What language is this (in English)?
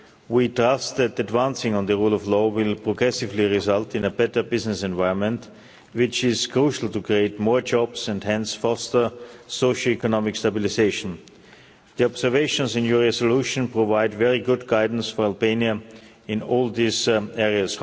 English